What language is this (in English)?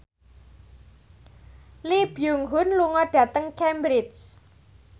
Javanese